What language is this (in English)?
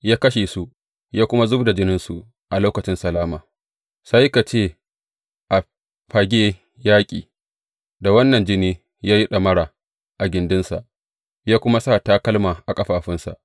Hausa